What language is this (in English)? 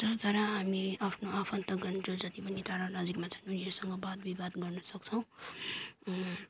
Nepali